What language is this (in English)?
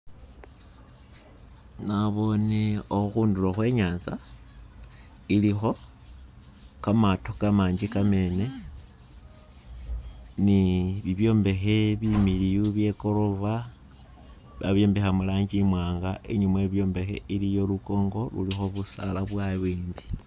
Masaaba